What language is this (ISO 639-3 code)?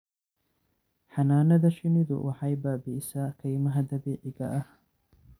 som